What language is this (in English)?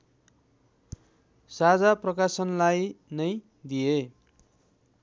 Nepali